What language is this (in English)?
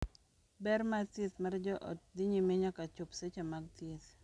Luo (Kenya and Tanzania)